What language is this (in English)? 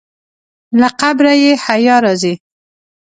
Pashto